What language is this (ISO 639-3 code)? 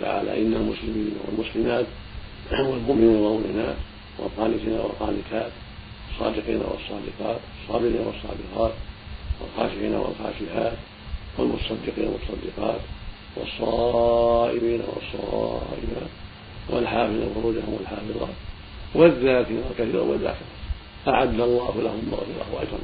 ara